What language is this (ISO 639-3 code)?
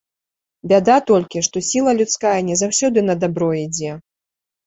bel